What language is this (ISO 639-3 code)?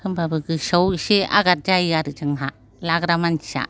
brx